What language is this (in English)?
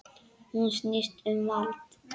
Icelandic